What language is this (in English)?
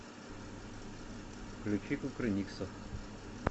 Russian